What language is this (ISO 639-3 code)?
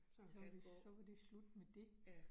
dan